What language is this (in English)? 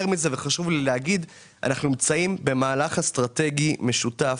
Hebrew